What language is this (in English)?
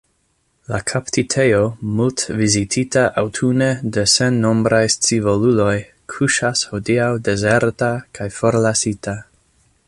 Esperanto